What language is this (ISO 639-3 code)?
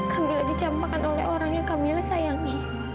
ind